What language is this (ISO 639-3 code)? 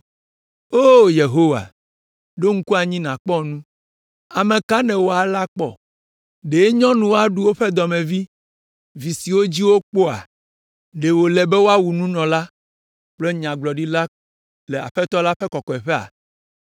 ewe